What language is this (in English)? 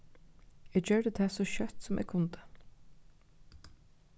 Faroese